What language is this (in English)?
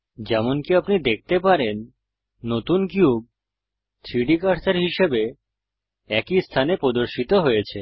Bangla